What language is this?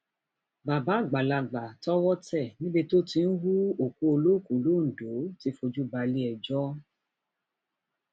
Yoruba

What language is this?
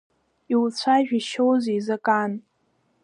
Abkhazian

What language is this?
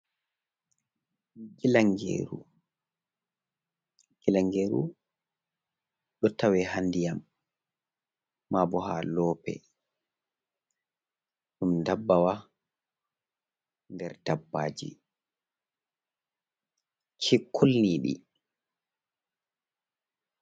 Fula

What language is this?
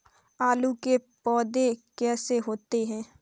Hindi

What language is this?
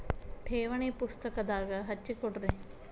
Kannada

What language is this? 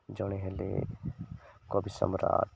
Odia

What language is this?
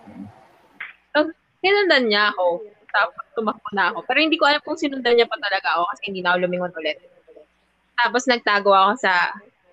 Filipino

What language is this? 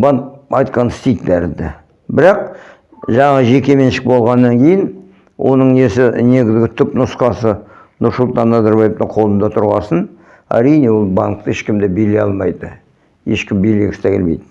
Kazakh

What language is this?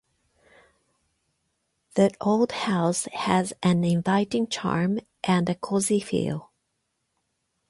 Japanese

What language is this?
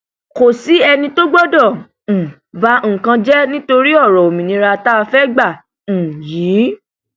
Yoruba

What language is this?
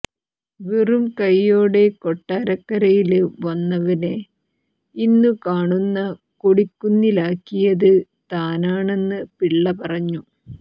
Malayalam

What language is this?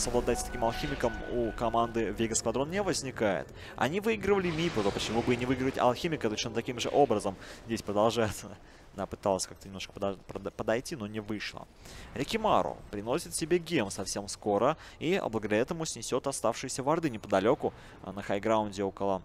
Russian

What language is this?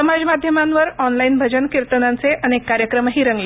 Marathi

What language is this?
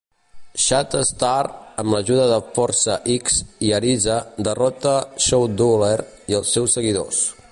Catalan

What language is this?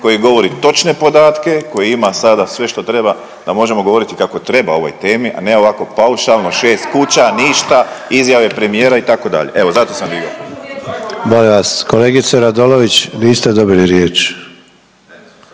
Croatian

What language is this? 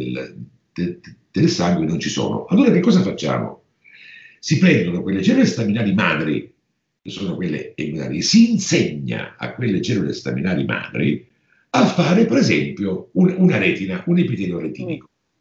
Italian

